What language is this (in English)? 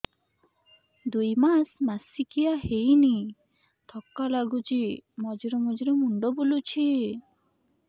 Odia